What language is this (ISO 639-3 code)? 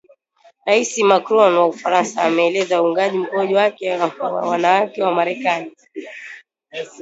swa